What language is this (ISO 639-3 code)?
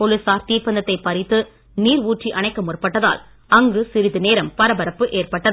tam